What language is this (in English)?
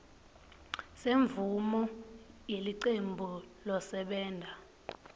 Swati